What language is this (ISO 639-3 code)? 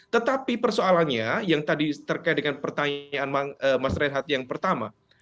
ind